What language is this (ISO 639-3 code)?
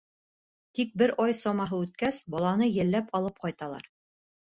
bak